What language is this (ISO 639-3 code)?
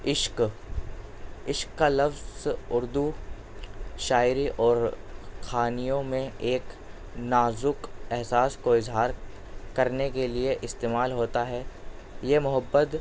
urd